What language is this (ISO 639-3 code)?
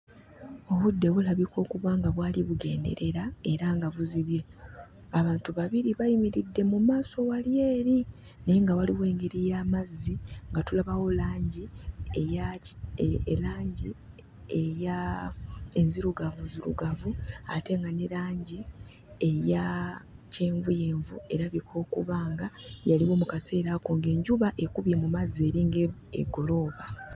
lug